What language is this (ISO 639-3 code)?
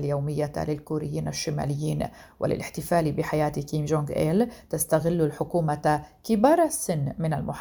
ara